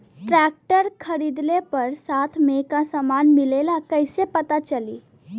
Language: Bhojpuri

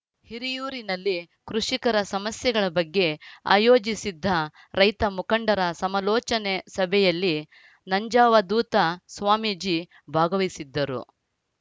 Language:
Kannada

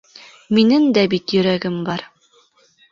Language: Bashkir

